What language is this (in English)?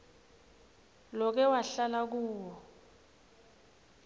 Swati